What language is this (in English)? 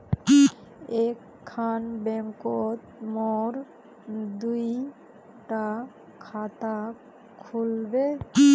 Magahi